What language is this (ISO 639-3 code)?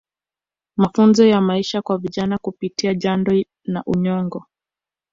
swa